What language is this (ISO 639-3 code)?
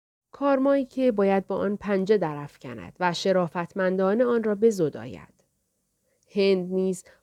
fas